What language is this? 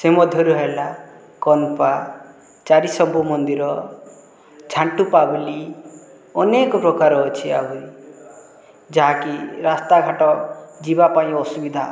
Odia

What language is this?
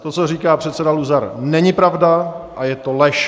Czech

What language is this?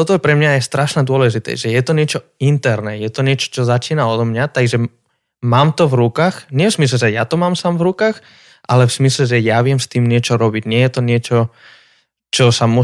Slovak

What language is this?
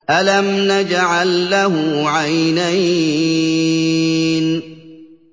Arabic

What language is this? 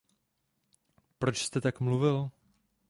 Czech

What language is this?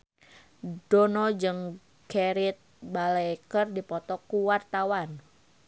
Sundanese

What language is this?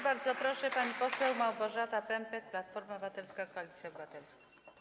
Polish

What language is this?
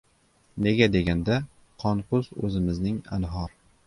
Uzbek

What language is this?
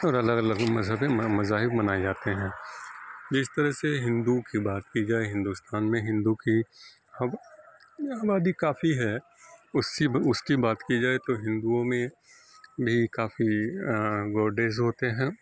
Urdu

